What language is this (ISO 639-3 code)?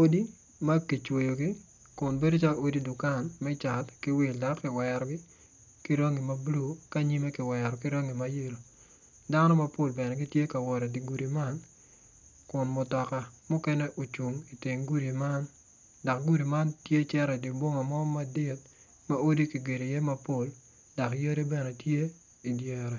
ach